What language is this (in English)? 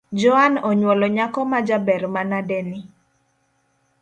Luo (Kenya and Tanzania)